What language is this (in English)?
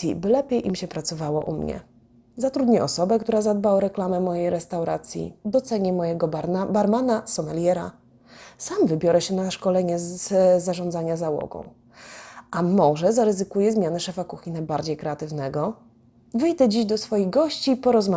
Polish